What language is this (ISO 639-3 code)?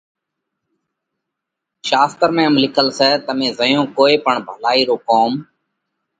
kvx